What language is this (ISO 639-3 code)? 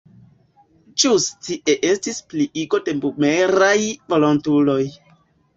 epo